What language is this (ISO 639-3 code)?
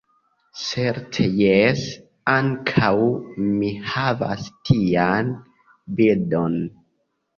epo